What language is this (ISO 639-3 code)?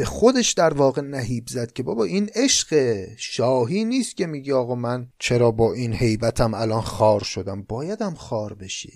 fas